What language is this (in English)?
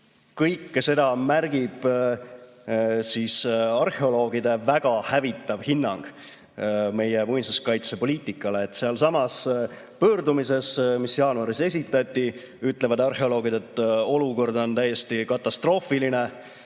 Estonian